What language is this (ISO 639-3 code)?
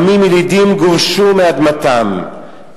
heb